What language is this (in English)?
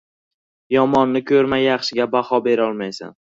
Uzbek